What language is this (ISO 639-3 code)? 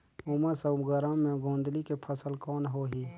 hne